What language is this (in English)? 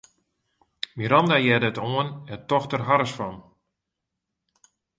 Western Frisian